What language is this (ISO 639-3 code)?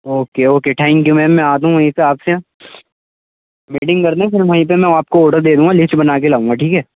urd